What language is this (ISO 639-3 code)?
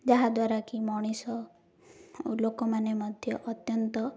ori